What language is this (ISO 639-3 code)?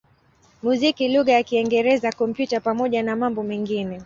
swa